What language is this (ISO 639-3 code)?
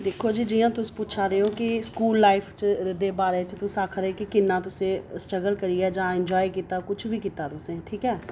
doi